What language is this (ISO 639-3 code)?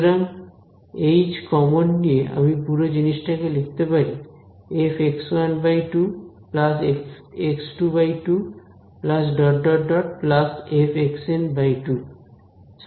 ben